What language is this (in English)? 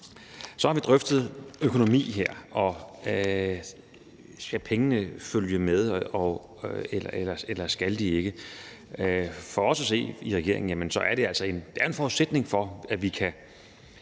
Danish